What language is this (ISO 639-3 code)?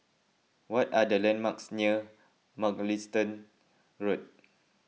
eng